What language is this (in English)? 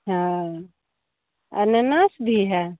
Hindi